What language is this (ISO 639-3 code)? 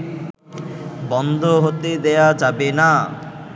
ben